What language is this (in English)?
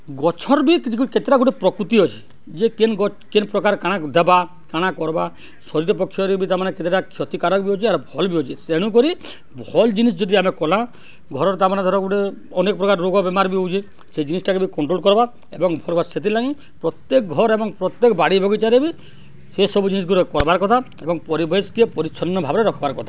Odia